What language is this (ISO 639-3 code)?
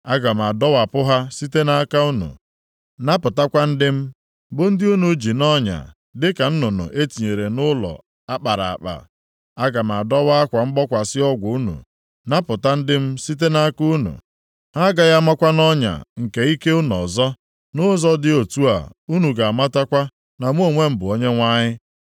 ibo